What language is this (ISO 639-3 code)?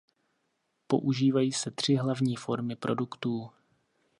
ces